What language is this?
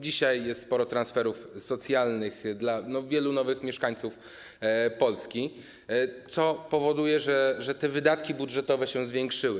Polish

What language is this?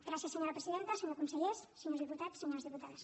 Catalan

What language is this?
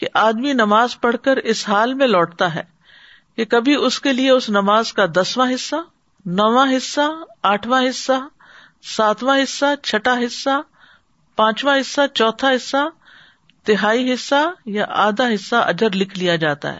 Urdu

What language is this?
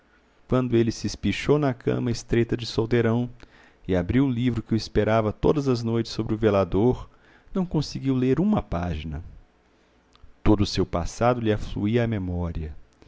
Portuguese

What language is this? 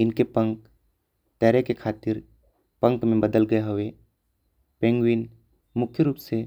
Korwa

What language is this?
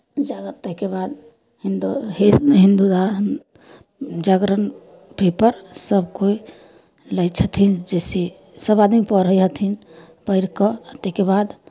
Maithili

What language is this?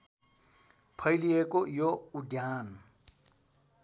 Nepali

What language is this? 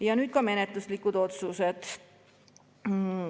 Estonian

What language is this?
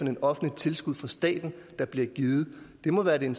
Danish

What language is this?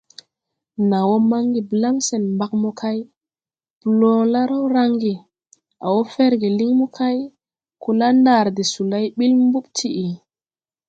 Tupuri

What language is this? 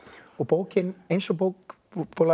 Icelandic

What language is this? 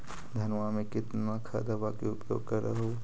Magahi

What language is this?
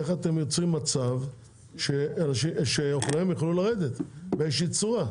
Hebrew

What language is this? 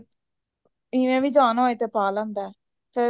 Punjabi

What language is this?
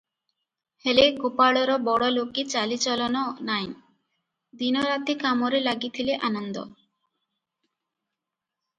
Odia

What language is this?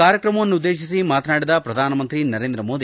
Kannada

